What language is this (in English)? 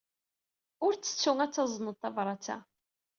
Kabyle